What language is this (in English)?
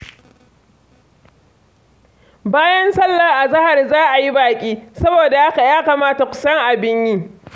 Hausa